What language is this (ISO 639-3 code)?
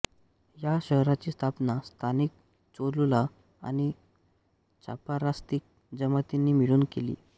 mar